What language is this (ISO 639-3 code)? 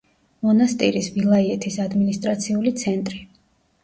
kat